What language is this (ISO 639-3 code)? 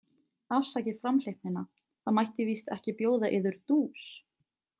isl